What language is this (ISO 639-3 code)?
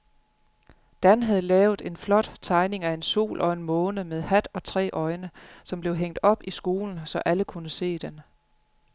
dan